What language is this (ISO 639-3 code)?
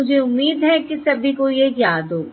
hin